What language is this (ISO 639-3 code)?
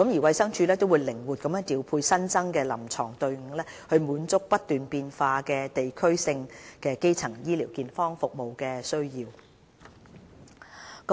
yue